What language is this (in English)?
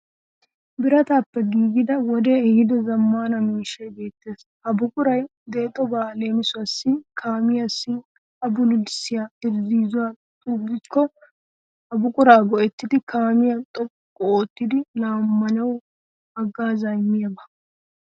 Wolaytta